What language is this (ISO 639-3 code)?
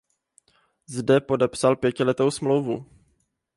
ces